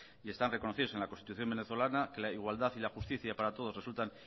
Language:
Spanish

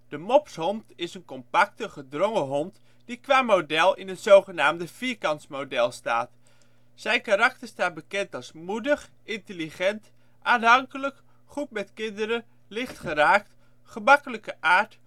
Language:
Dutch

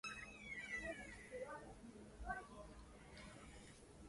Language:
Swahili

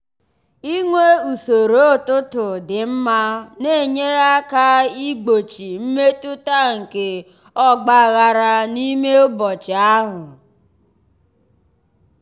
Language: Igbo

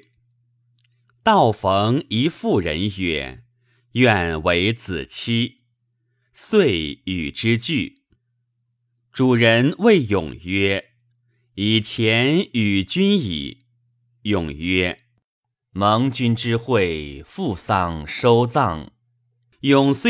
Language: Chinese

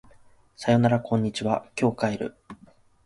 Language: Japanese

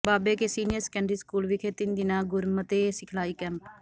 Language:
Punjabi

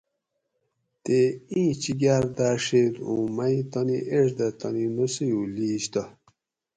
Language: Gawri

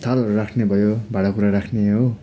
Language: Nepali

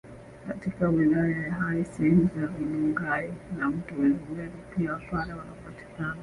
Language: Swahili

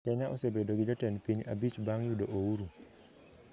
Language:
Luo (Kenya and Tanzania)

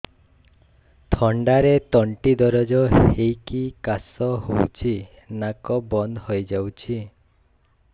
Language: Odia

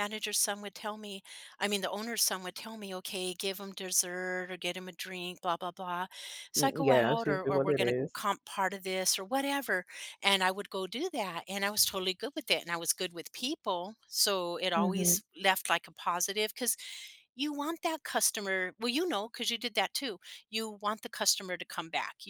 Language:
English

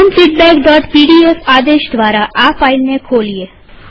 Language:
Gujarati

